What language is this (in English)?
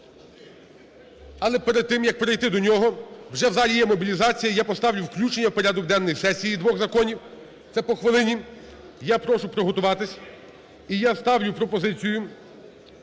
Ukrainian